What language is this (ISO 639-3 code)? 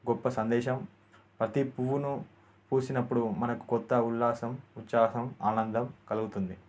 tel